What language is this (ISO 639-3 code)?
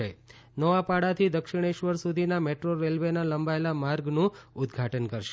guj